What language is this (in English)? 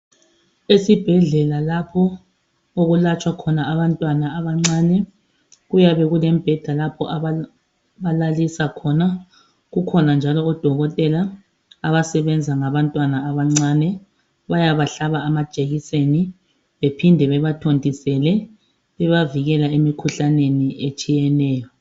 North Ndebele